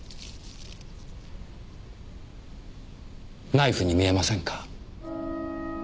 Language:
Japanese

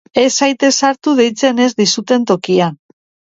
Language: Basque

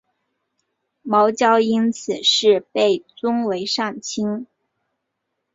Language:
Chinese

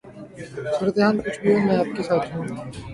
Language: Urdu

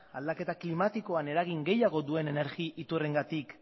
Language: Basque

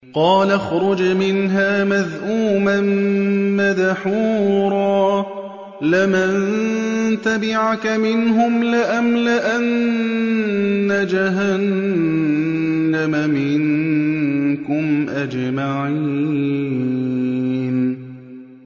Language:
Arabic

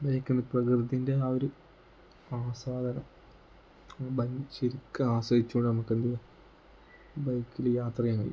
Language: Malayalam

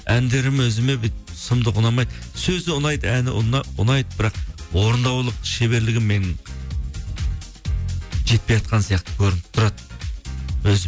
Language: Kazakh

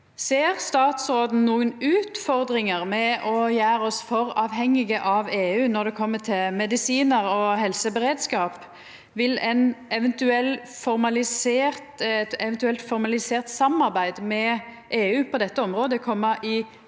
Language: Norwegian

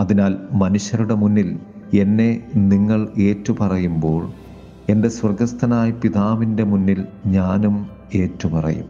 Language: Malayalam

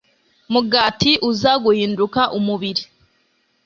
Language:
Kinyarwanda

